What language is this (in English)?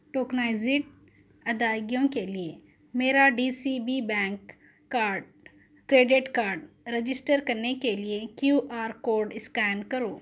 Urdu